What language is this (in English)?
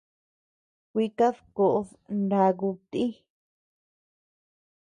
Tepeuxila Cuicatec